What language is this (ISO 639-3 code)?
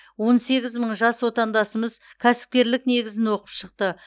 kaz